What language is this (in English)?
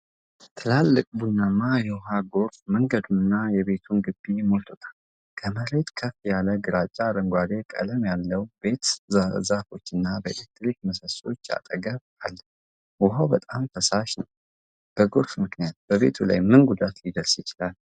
Amharic